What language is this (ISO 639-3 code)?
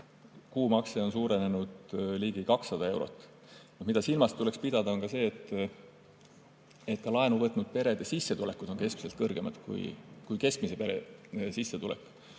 est